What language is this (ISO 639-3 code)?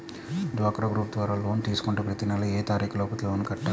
tel